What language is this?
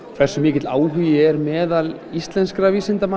Icelandic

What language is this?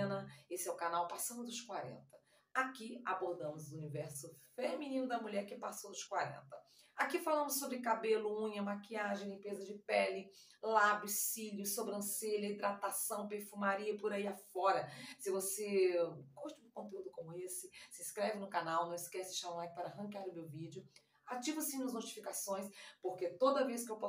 Portuguese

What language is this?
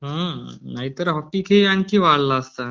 Marathi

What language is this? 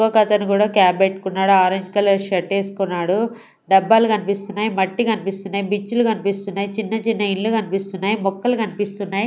Telugu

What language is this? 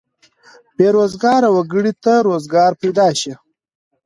Pashto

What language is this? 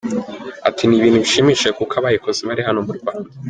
Kinyarwanda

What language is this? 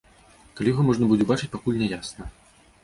Belarusian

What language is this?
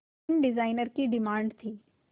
Hindi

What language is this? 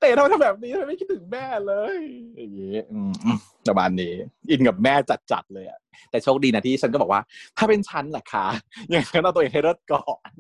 Thai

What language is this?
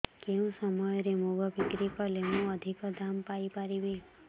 Odia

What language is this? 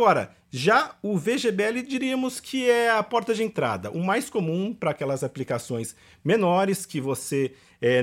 Portuguese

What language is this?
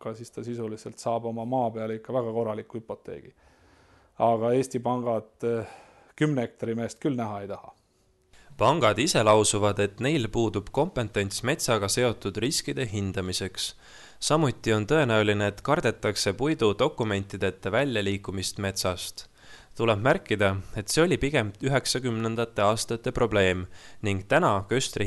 Finnish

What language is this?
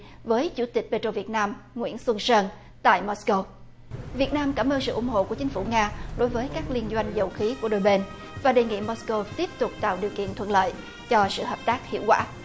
Vietnamese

